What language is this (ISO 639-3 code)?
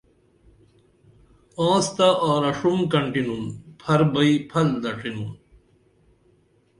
dml